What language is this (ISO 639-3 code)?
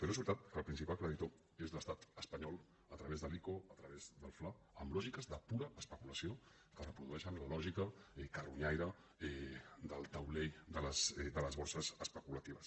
cat